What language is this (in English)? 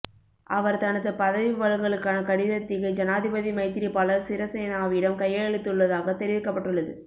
Tamil